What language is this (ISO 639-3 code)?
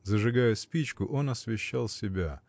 rus